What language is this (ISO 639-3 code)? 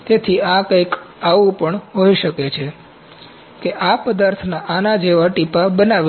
guj